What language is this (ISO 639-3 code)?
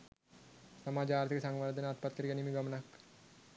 sin